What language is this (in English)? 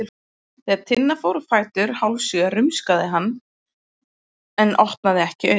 Icelandic